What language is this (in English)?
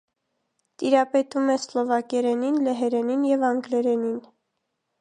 Armenian